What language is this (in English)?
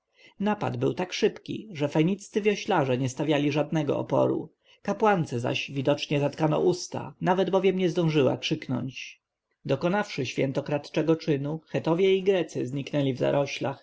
Polish